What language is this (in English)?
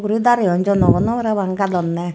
Chakma